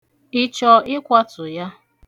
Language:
Igbo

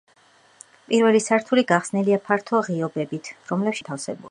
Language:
Georgian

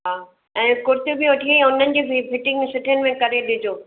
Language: Sindhi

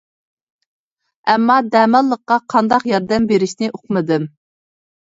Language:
Uyghur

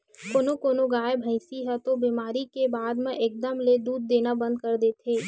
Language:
Chhattisgarhi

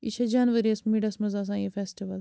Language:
Kashmiri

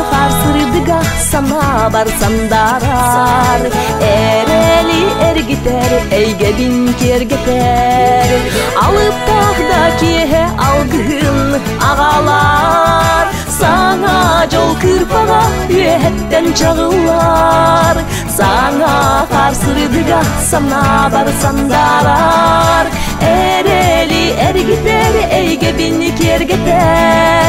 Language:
Turkish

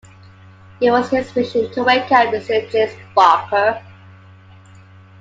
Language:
English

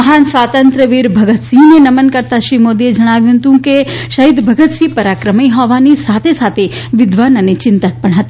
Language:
Gujarati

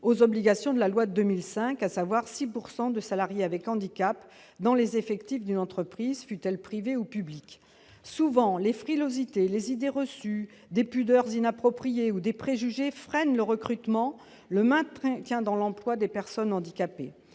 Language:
French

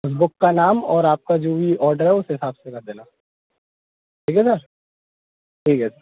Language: Hindi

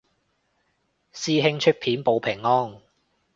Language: Cantonese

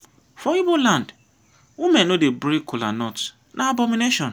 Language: Nigerian Pidgin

